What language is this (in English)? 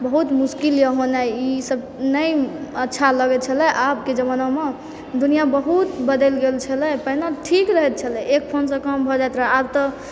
Maithili